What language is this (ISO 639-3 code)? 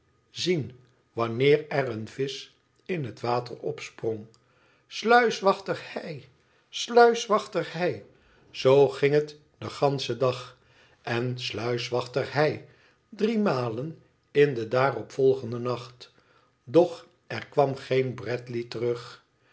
nld